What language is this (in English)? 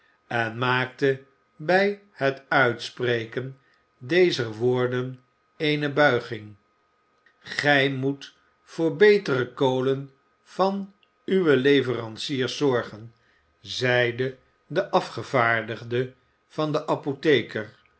Dutch